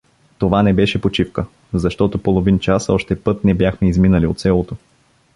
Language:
Bulgarian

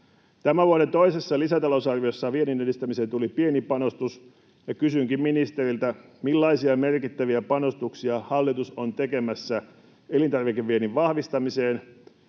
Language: Finnish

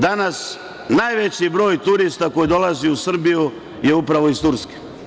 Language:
Serbian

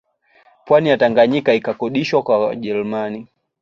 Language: Swahili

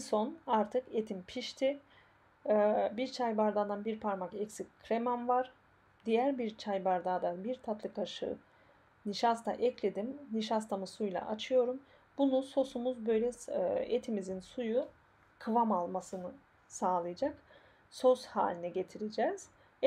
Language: Turkish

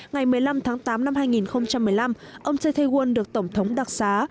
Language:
Vietnamese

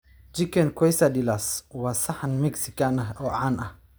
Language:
Somali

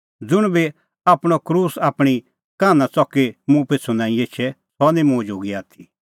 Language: Kullu Pahari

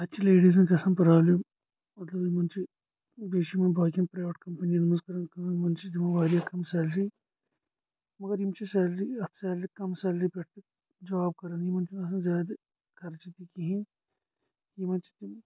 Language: Kashmiri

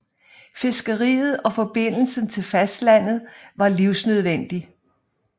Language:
Danish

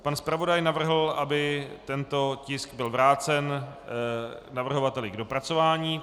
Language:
Czech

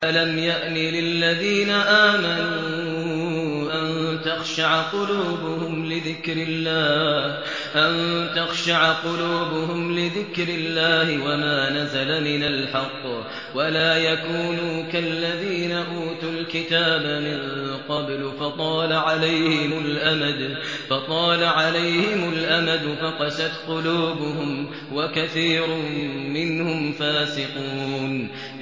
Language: Arabic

